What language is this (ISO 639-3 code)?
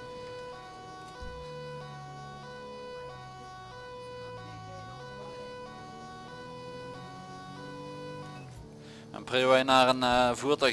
nld